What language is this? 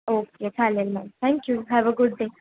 Marathi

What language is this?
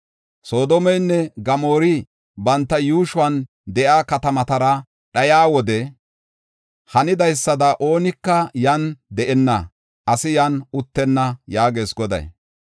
Gofa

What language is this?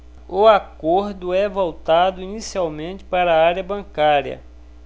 Portuguese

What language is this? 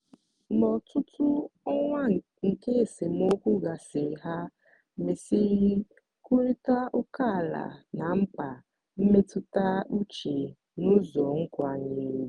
Igbo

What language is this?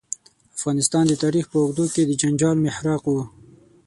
Pashto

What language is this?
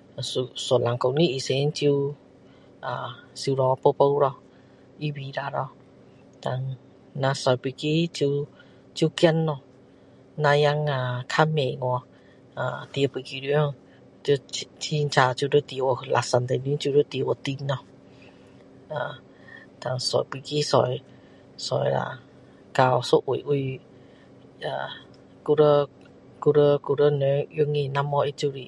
Min Dong Chinese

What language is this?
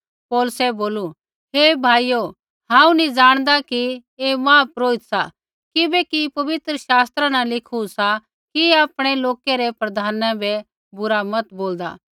Kullu Pahari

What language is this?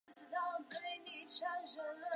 Chinese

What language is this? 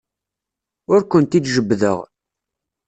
Kabyle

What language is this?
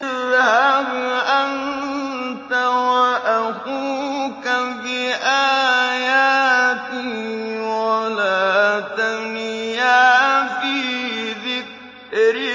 Arabic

